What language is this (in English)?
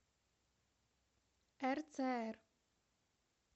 Russian